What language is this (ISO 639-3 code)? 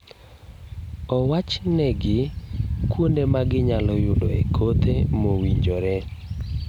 luo